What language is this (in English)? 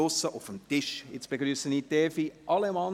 Swiss German